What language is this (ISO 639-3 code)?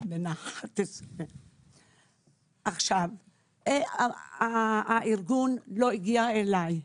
heb